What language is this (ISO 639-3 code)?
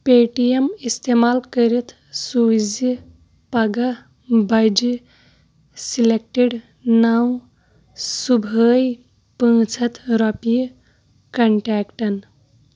kas